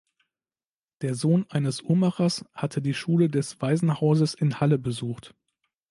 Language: German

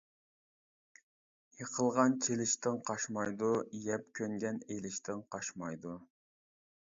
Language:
Uyghur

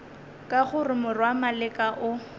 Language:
Northern Sotho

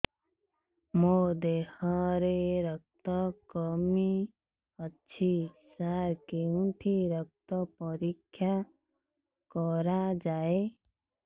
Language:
Odia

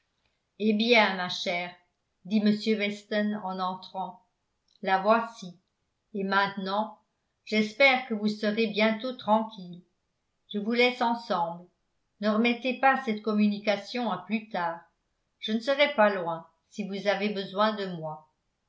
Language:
French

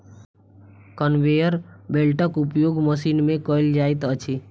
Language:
Maithili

